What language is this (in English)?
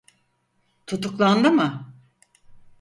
Turkish